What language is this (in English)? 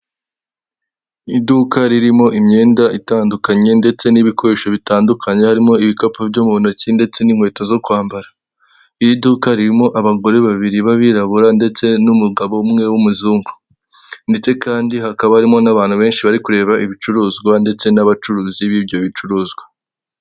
Kinyarwanda